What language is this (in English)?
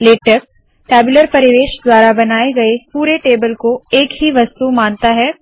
Hindi